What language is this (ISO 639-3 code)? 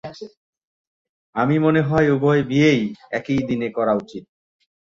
ben